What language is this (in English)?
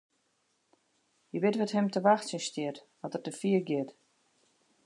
Western Frisian